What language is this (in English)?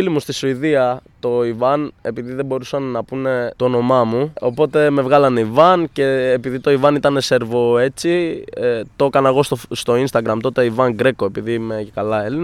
Greek